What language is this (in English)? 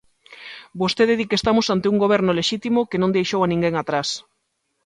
Galician